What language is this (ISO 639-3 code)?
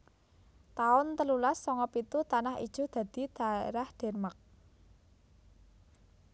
jav